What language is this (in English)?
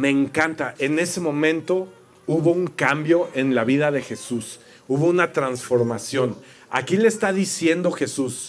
Spanish